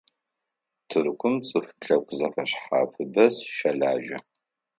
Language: Adyghe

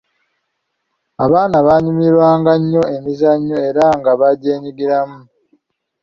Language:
Ganda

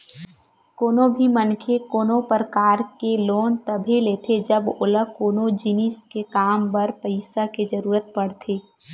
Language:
Chhattisgarhi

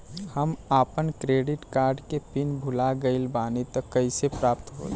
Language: Bhojpuri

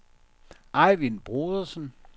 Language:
Danish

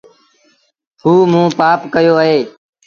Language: Sindhi Bhil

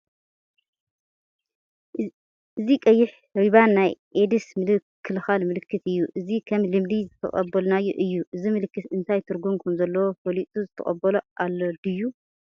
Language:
Tigrinya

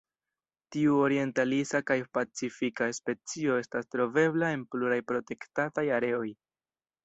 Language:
Esperanto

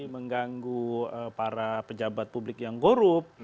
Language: Indonesian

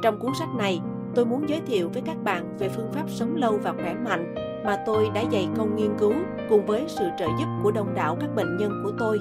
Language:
Vietnamese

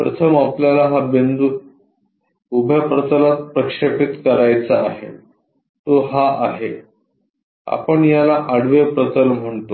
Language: Marathi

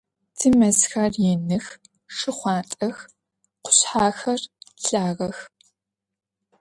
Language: Adyghe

